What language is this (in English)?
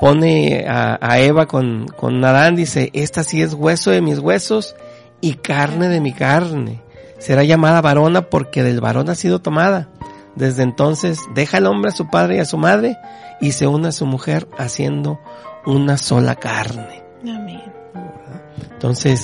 Spanish